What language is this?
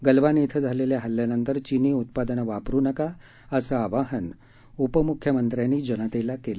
Marathi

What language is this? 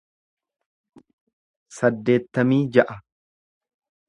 Oromo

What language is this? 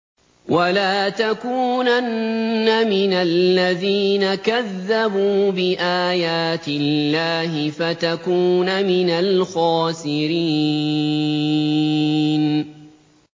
Arabic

